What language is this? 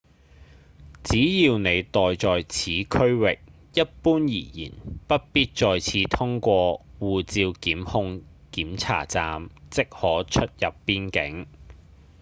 Cantonese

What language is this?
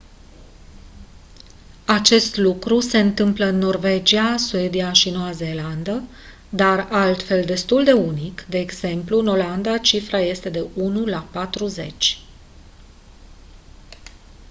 Romanian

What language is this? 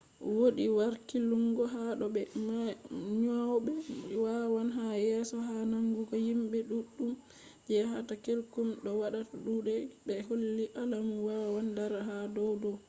Fula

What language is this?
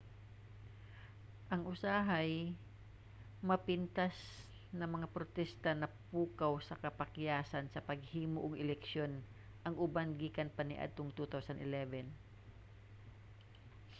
Cebuano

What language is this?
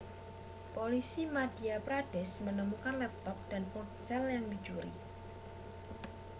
Indonesian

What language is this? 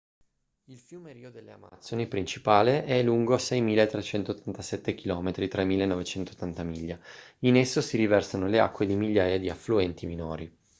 Italian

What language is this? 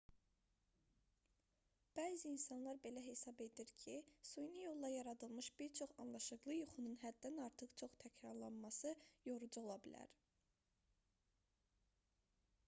Azerbaijani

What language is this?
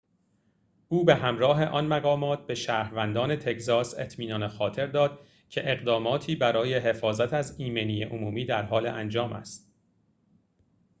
Persian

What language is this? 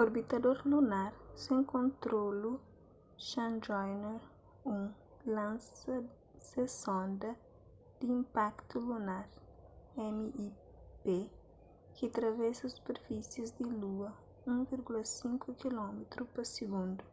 Kabuverdianu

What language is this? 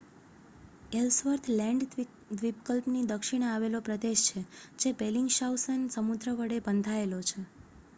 Gujarati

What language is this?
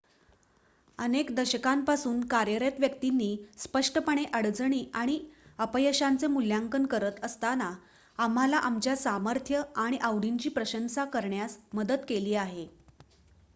Marathi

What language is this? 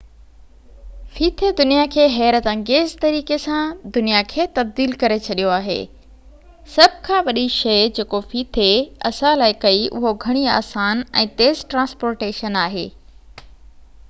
Sindhi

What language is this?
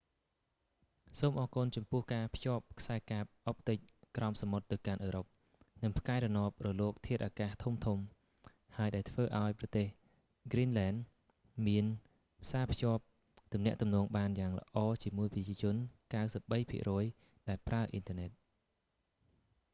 Khmer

